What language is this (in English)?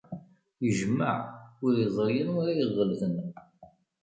Kabyle